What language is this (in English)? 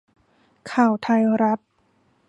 Thai